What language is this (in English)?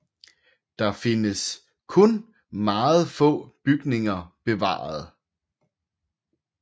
Danish